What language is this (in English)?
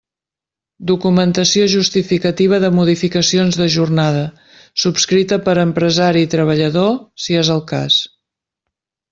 Catalan